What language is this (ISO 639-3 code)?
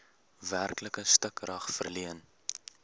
afr